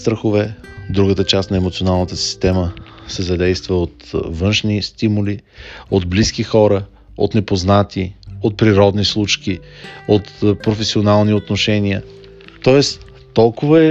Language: Bulgarian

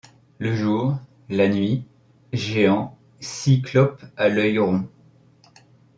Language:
French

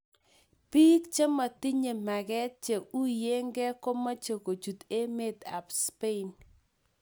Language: Kalenjin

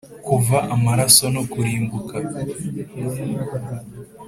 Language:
Kinyarwanda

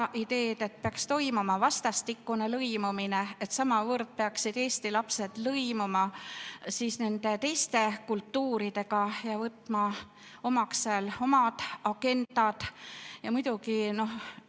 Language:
Estonian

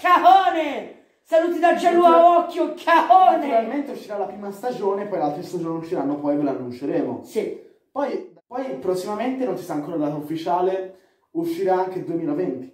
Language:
Italian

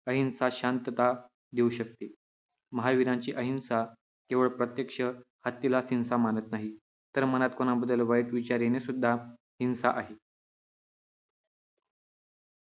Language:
Marathi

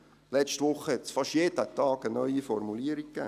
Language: Swiss German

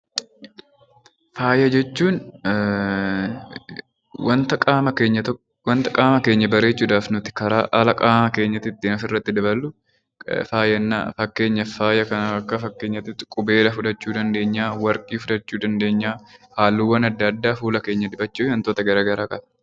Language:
Oromo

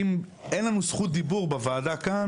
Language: Hebrew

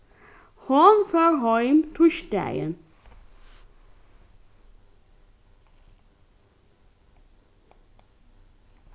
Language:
Faroese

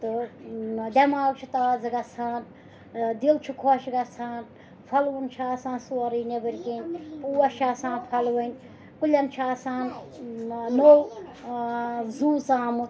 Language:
Kashmiri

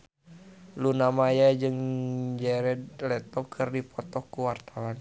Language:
Sundanese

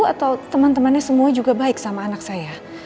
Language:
Indonesian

